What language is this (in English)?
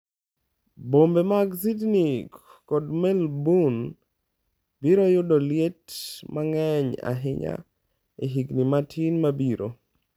Luo (Kenya and Tanzania)